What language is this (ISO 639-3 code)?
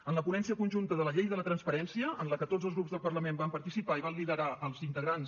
cat